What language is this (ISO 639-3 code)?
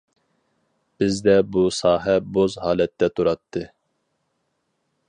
uig